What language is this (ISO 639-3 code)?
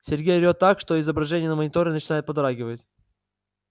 rus